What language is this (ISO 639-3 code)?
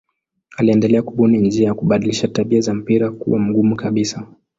swa